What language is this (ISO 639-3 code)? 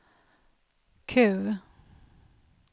swe